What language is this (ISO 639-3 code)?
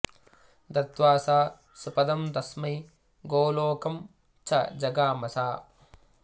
san